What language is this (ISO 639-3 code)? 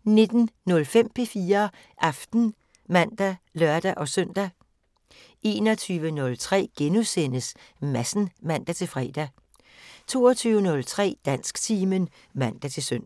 dan